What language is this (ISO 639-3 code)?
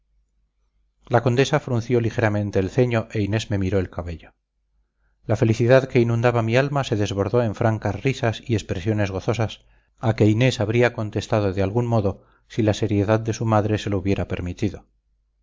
spa